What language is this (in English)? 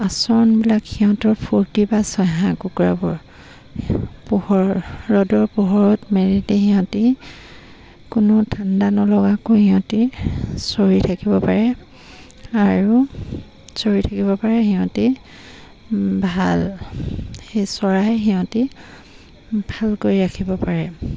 Assamese